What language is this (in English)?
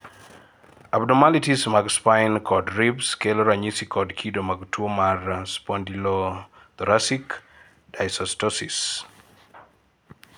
Luo (Kenya and Tanzania)